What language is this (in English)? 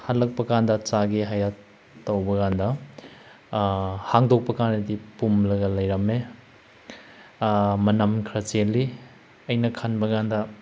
Manipuri